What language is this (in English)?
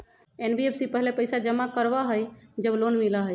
Magahi